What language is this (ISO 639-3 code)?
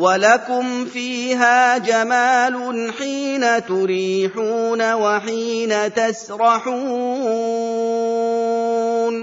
ara